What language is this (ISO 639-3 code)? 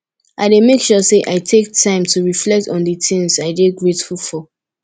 pcm